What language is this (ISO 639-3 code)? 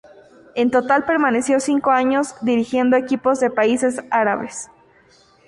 spa